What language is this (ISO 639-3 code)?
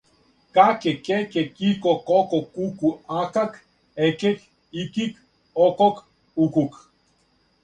srp